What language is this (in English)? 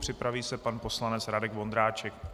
Czech